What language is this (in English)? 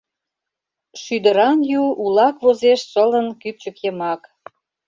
Mari